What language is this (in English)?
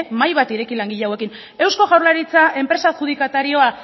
Basque